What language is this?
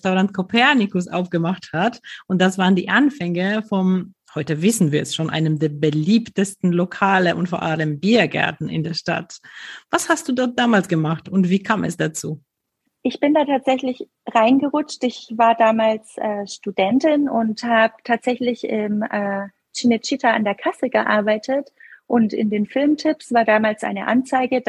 German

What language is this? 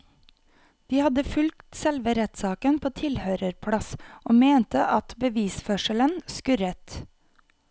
Norwegian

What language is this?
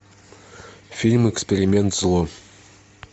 Russian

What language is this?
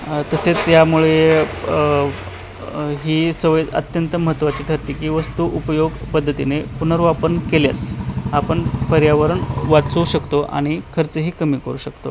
Marathi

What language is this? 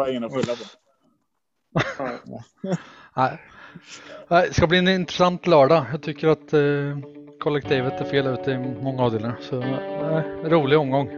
Swedish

